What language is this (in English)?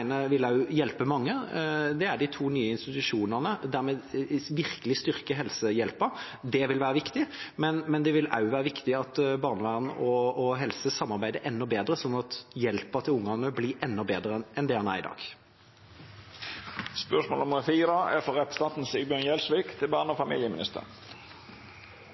Norwegian